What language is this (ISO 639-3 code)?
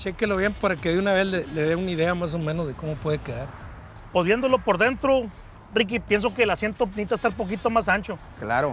spa